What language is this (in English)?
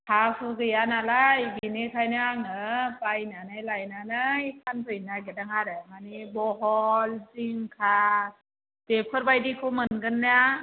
Bodo